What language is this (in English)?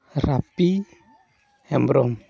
Santali